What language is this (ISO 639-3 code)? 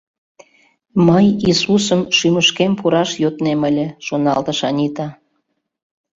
chm